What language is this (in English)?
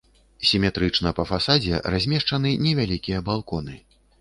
Belarusian